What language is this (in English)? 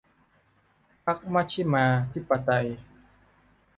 Thai